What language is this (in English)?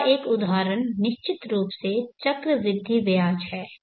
Hindi